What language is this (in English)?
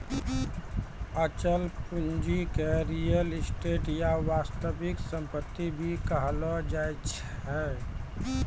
Maithili